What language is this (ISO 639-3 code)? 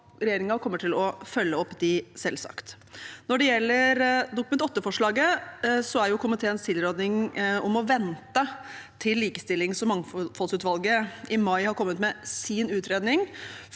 nor